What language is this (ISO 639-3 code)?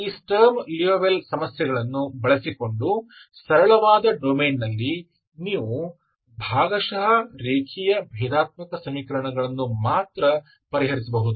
kan